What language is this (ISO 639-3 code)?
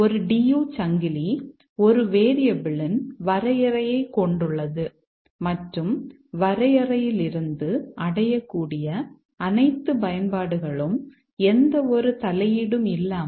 tam